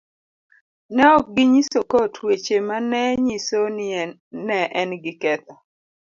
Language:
Luo (Kenya and Tanzania)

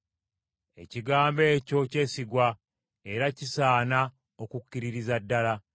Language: Ganda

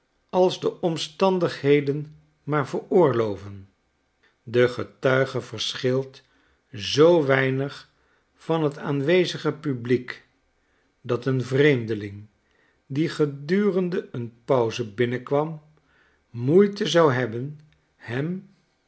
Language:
Dutch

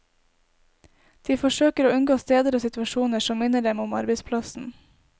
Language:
Norwegian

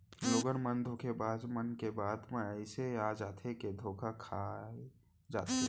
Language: Chhattisgarhi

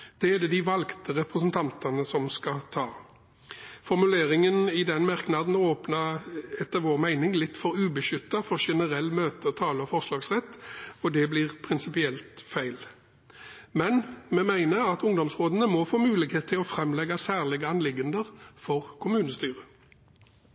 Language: Norwegian Bokmål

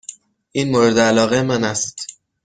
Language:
Persian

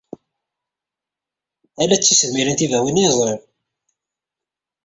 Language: Kabyle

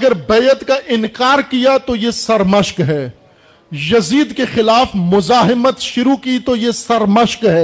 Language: Urdu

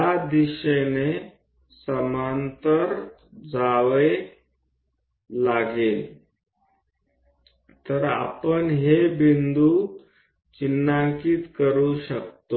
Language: Gujarati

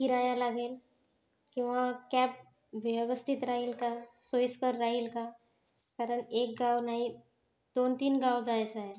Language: Marathi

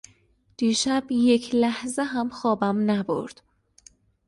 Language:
Persian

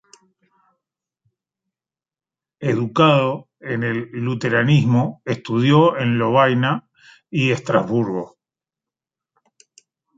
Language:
Spanish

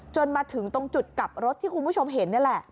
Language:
Thai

